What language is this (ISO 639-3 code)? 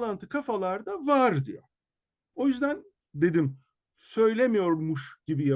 tur